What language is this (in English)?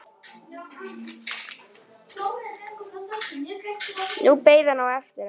Icelandic